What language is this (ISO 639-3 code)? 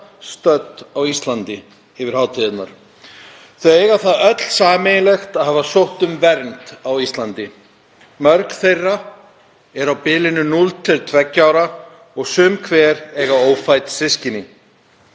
isl